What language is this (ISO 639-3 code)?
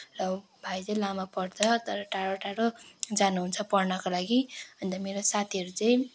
nep